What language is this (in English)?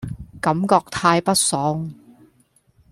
Cantonese